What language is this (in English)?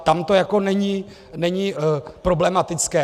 Czech